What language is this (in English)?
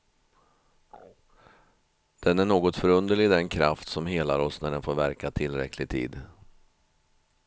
Swedish